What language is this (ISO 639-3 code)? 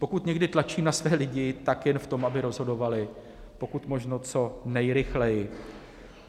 ces